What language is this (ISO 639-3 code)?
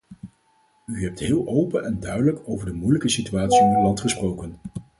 nld